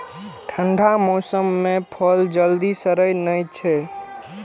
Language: Maithili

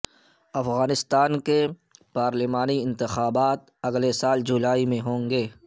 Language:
Urdu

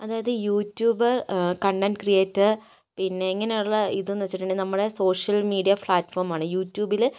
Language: Malayalam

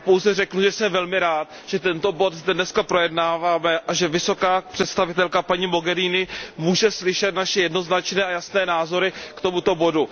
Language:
Czech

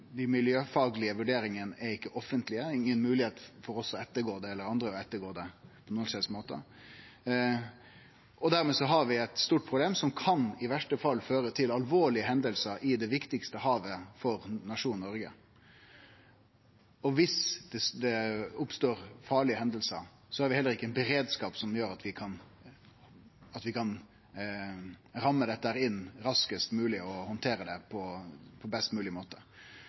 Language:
Norwegian Nynorsk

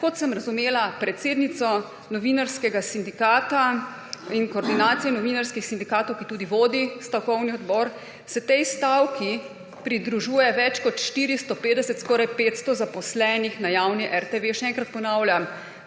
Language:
Slovenian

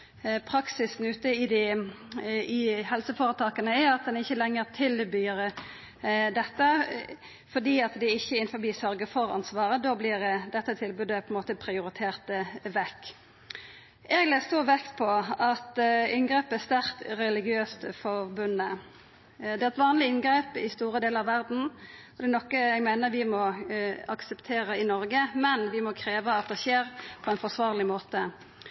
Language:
Norwegian Nynorsk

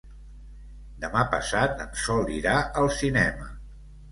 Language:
Catalan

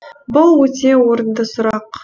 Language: Kazakh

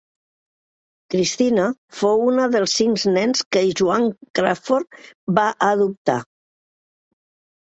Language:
Catalan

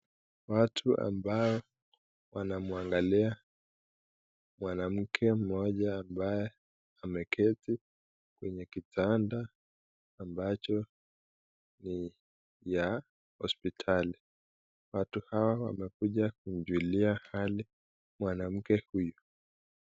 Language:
Swahili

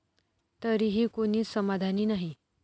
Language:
Marathi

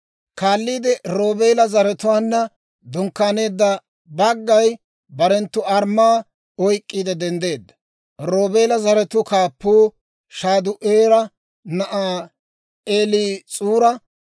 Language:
Dawro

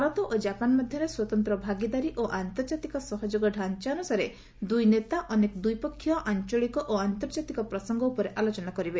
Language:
Odia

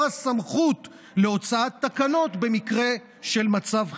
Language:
Hebrew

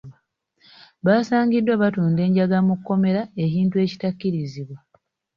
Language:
Ganda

